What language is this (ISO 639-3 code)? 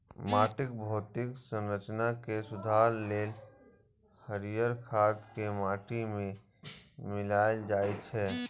mai